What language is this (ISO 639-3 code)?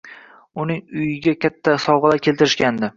uzb